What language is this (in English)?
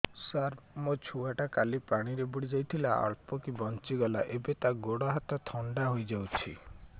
Odia